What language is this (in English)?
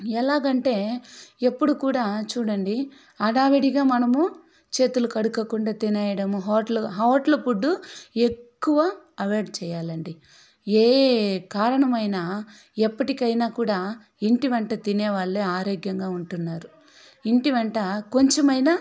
Telugu